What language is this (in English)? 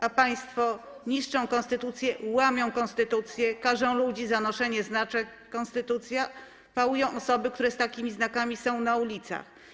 Polish